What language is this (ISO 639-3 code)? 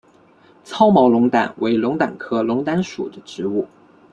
zho